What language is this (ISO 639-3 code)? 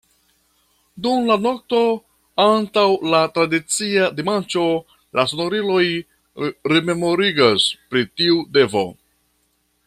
epo